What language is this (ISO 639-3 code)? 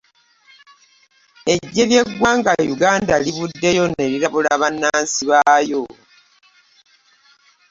lug